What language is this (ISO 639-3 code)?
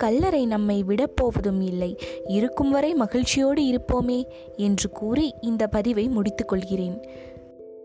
tam